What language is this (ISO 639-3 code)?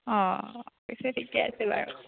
asm